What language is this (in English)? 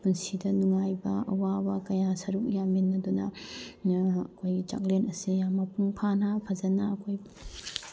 Manipuri